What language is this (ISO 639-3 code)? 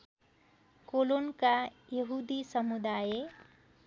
nep